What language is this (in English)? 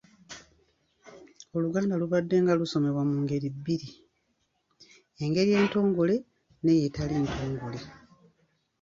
Ganda